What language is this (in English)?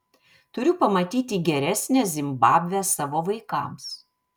Lithuanian